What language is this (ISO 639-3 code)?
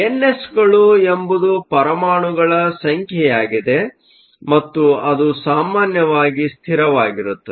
kan